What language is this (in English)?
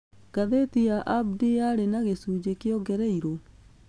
Kikuyu